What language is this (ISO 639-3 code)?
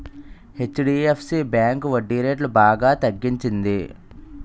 tel